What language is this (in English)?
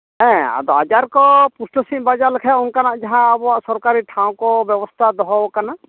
Santali